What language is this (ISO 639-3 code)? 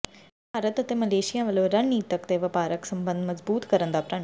pan